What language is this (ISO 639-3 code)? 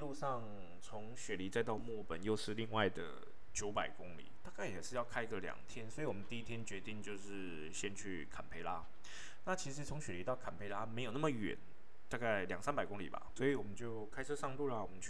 zho